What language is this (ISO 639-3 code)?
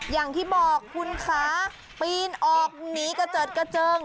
tha